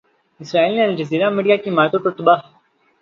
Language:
Urdu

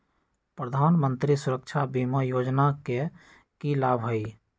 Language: Magahi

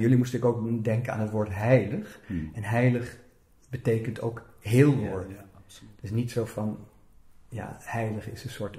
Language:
Dutch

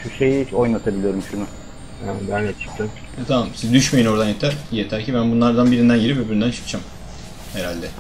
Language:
Turkish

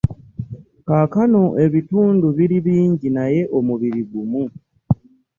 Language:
Ganda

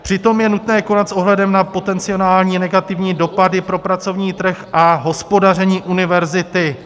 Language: Czech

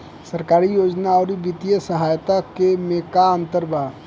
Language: Bhojpuri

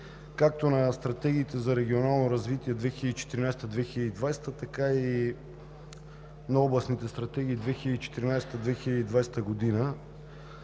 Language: Bulgarian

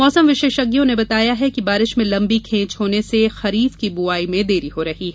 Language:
Hindi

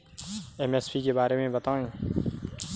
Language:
Hindi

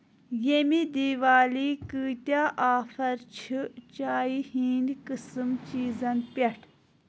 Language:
Kashmiri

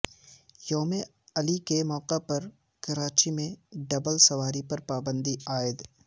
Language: Urdu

